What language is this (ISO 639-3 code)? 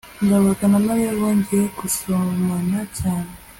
kin